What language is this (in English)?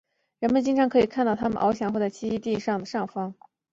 Chinese